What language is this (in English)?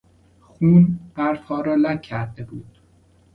Persian